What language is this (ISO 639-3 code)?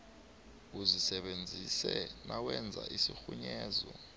nbl